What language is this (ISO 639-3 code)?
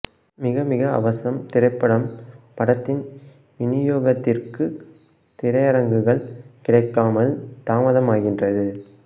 tam